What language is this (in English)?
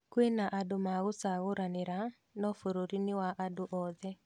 Kikuyu